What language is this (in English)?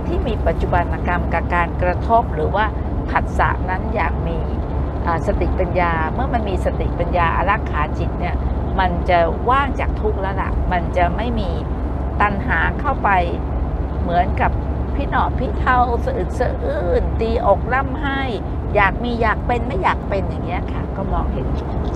Thai